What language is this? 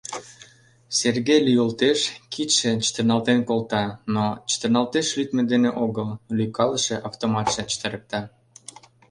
Mari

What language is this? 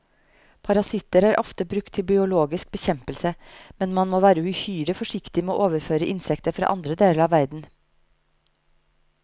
Norwegian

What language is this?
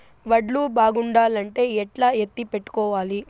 Telugu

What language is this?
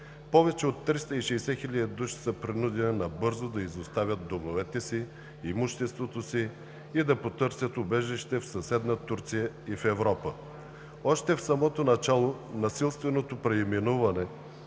Bulgarian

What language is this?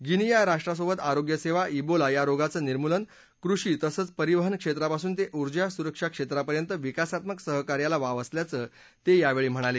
Marathi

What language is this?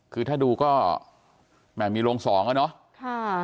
Thai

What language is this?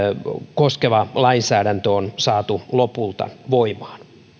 Finnish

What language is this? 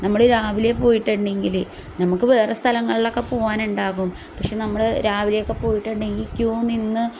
Malayalam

